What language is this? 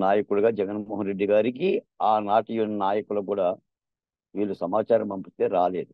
Telugu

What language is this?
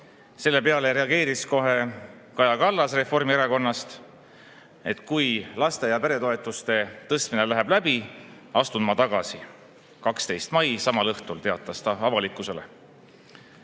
Estonian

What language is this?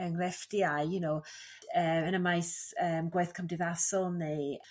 Welsh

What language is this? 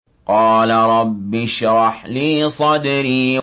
Arabic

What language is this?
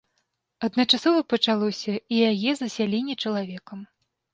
Belarusian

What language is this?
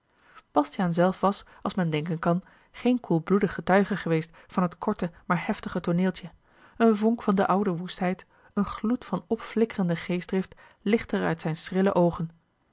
Dutch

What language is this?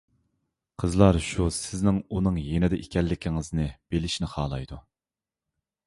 Uyghur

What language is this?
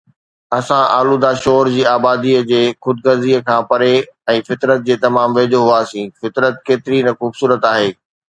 Sindhi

